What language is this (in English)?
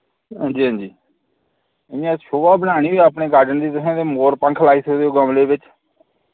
Dogri